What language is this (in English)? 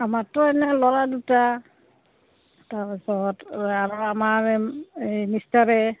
Assamese